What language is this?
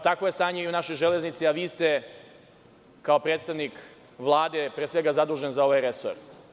Serbian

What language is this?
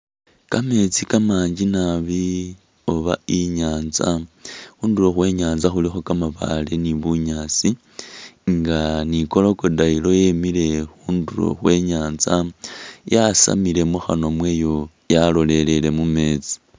Masaaba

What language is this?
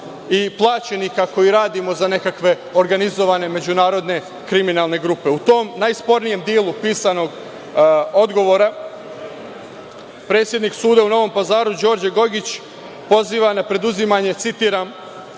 Serbian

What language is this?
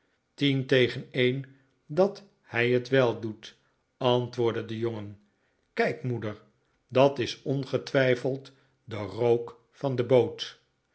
Dutch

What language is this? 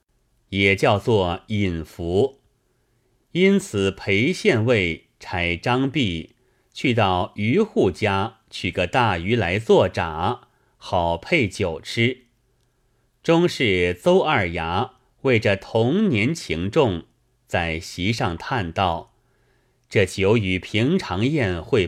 Chinese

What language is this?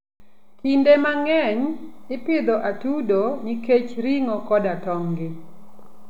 Luo (Kenya and Tanzania)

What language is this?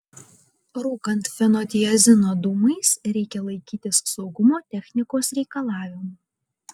Lithuanian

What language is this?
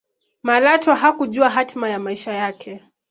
Swahili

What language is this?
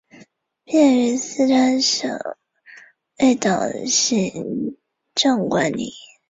Chinese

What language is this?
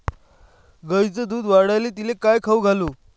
Marathi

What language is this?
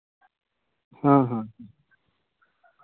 Santali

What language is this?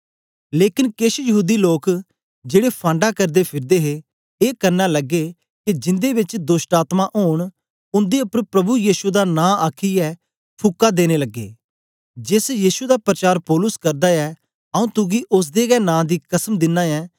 Dogri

